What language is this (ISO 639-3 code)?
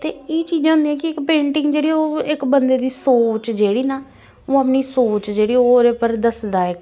doi